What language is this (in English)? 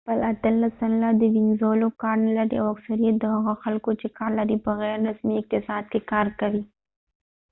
Pashto